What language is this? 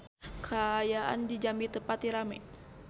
Sundanese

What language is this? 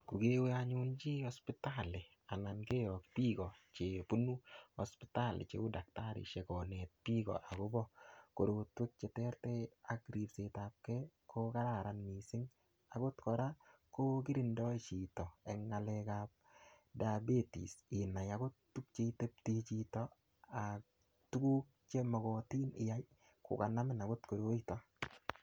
Kalenjin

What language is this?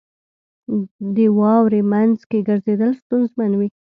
Pashto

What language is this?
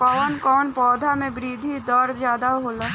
Bhojpuri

